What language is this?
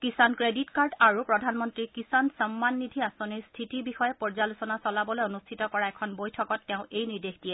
Assamese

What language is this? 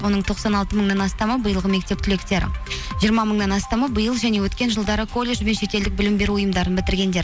Kazakh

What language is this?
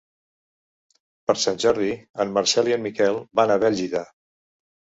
Catalan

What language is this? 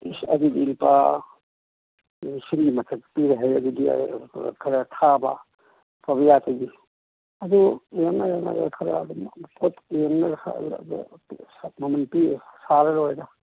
Manipuri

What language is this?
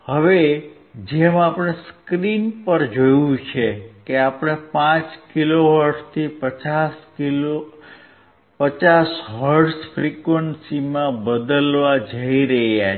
Gujarati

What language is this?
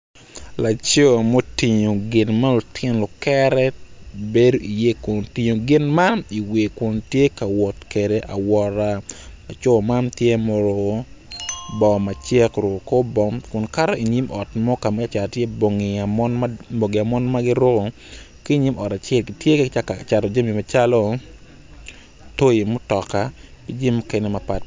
Acoli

